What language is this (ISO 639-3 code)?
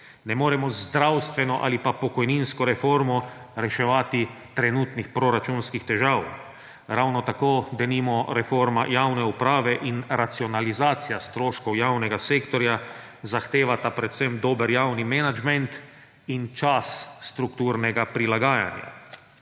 slv